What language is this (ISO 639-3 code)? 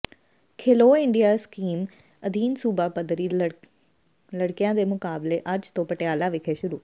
pan